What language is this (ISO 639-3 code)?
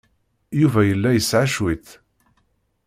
kab